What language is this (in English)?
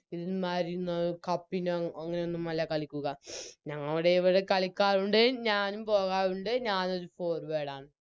Malayalam